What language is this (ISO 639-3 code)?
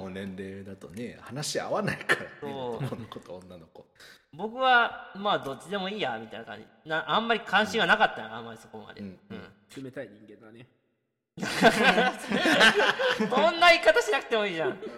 jpn